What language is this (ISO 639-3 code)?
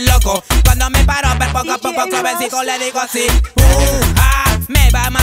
vie